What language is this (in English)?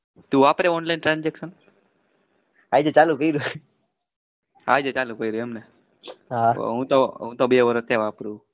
Gujarati